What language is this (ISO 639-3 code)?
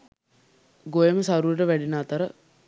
sin